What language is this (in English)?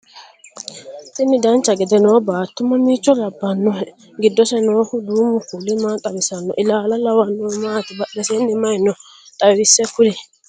Sidamo